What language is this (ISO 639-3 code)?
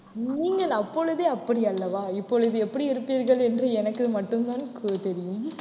tam